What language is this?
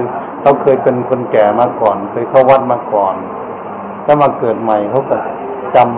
Thai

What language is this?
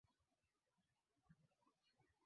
Swahili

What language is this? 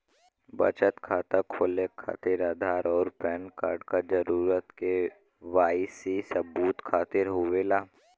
Bhojpuri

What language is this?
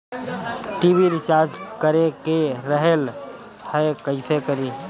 Bhojpuri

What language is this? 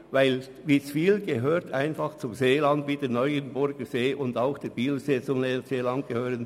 Swiss German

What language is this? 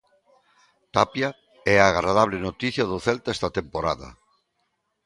Galician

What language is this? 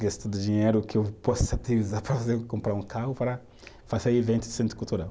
Portuguese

